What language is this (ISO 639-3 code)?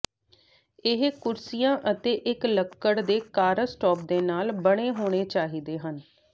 pan